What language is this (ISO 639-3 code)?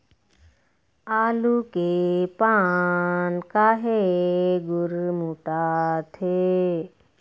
hne